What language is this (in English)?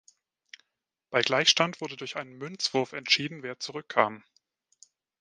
German